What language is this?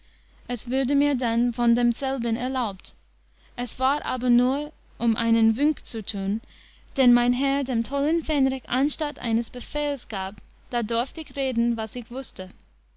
German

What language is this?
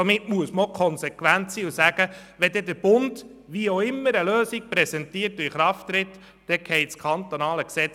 Swiss German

